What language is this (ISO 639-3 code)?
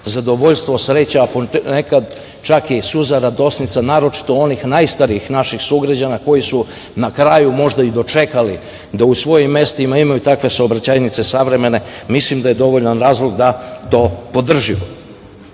srp